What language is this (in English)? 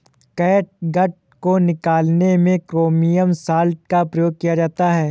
Hindi